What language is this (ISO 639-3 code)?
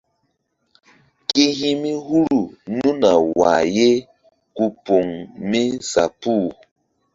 mdd